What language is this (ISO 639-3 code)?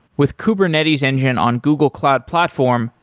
eng